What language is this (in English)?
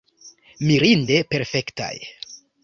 Esperanto